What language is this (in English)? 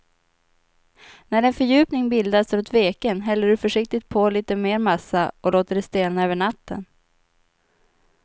Swedish